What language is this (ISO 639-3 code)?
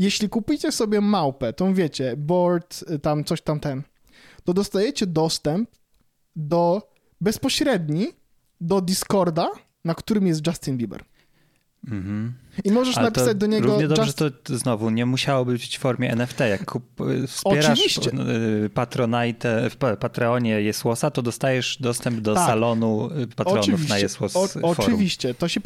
pol